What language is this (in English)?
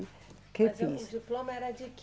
Portuguese